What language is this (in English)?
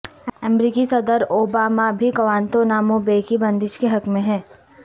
Urdu